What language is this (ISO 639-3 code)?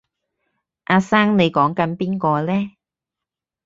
yue